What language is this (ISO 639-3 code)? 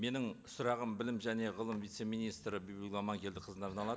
kaz